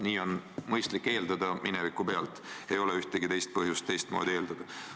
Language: Estonian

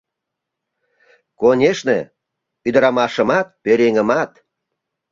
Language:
Mari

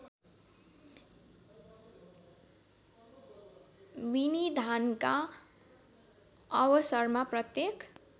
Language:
Nepali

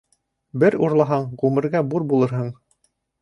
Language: Bashkir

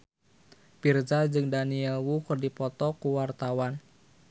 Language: Sundanese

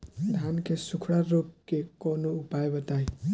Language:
Bhojpuri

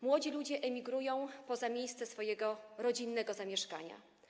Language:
Polish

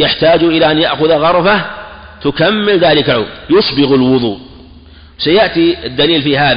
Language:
Arabic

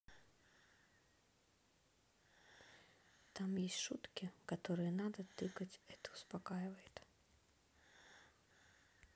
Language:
Russian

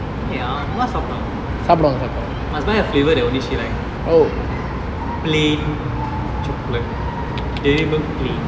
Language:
English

